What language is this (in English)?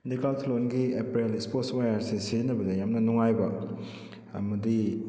Manipuri